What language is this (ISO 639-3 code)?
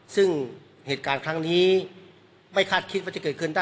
tha